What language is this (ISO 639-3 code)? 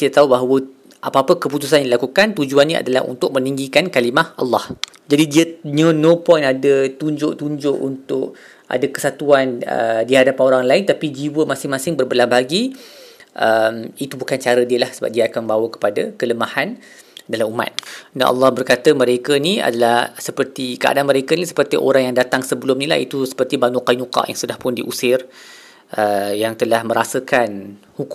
msa